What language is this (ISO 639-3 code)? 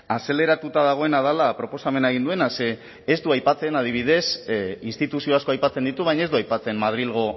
eus